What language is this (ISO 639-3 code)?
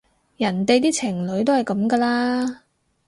yue